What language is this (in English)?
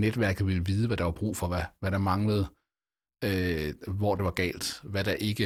Danish